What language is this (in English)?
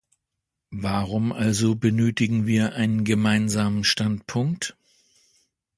German